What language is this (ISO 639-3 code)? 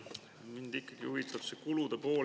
est